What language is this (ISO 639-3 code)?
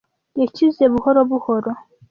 kin